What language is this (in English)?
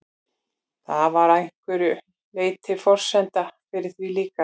Icelandic